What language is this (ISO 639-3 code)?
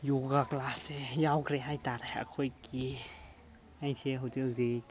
mni